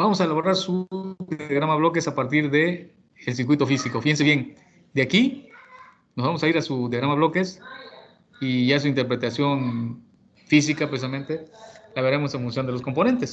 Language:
Spanish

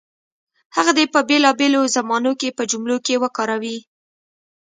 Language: Pashto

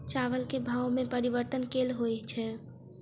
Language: Maithili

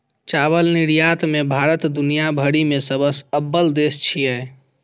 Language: Maithili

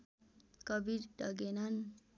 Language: Nepali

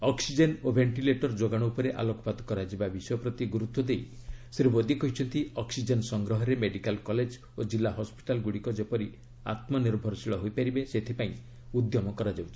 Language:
Odia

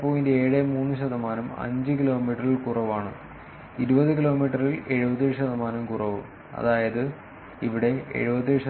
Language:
Malayalam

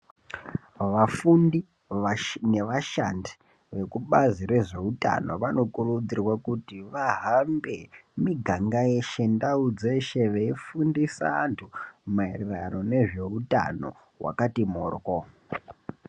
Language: Ndau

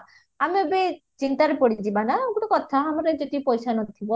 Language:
Odia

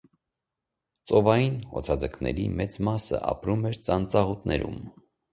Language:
Armenian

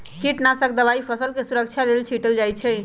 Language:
Magahi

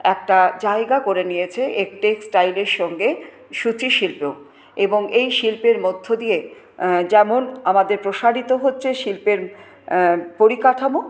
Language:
Bangla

